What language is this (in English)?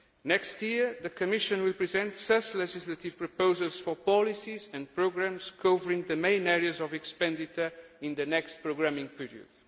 English